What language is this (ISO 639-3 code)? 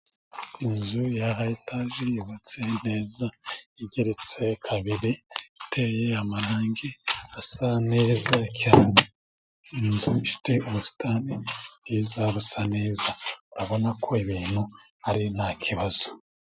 kin